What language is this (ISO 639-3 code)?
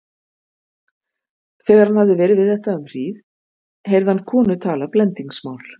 isl